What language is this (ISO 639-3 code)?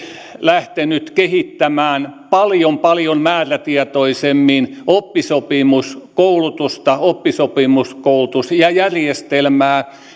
fin